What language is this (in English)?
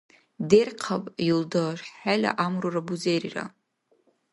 Dargwa